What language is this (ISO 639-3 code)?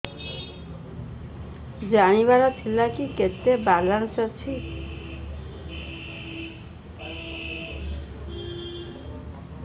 ori